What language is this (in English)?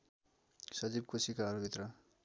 Nepali